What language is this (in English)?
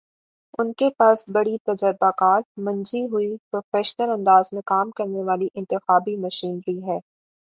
Urdu